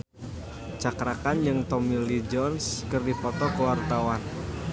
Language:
Sundanese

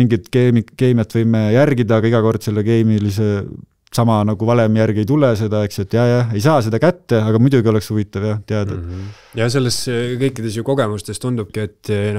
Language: Finnish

